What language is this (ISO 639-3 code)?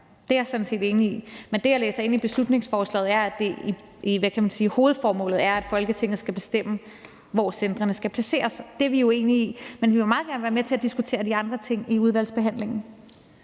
dan